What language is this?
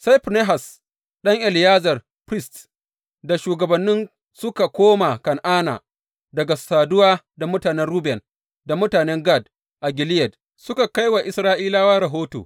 Hausa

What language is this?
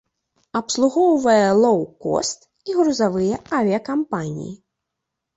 Belarusian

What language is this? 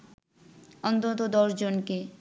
Bangla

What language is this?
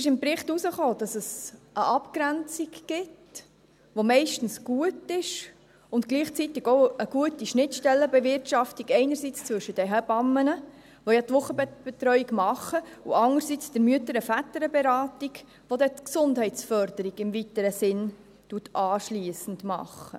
Swiss German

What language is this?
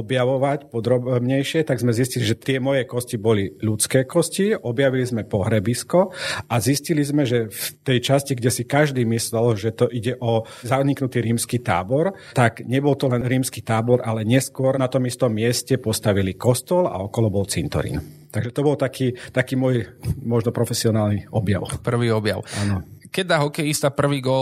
Slovak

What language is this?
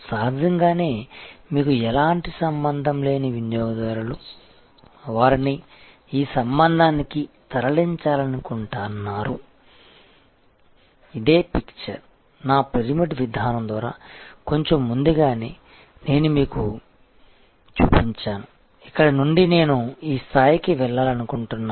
Telugu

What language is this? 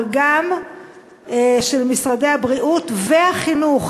Hebrew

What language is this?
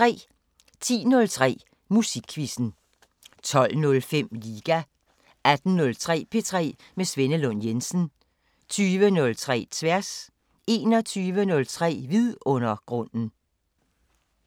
Danish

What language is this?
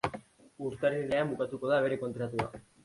Basque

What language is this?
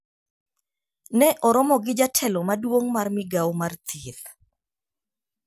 Luo (Kenya and Tanzania)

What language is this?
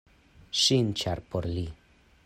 Esperanto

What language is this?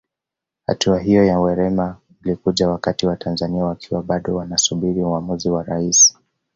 Swahili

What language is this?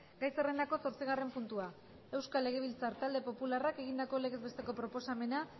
Basque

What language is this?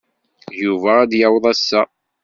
Kabyle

